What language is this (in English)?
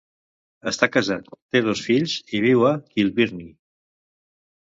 Catalan